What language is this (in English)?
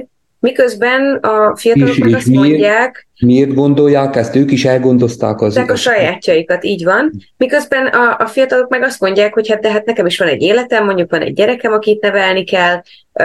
Hungarian